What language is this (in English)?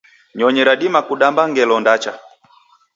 Taita